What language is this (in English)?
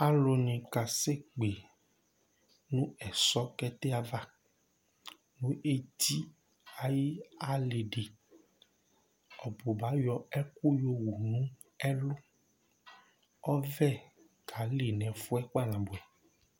Ikposo